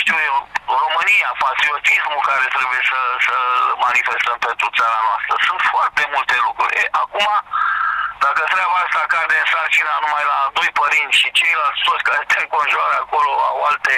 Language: Romanian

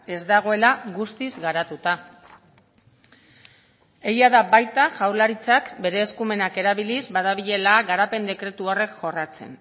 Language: Basque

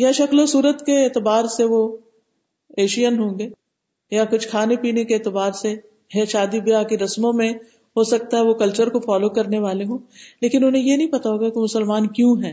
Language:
Urdu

